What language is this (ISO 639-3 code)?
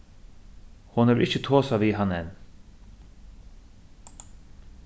fao